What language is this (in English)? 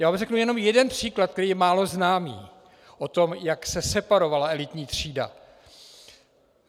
Czech